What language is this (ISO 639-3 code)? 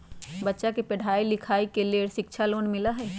mag